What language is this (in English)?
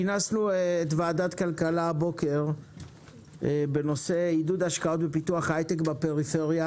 Hebrew